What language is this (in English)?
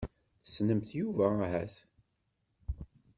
Kabyle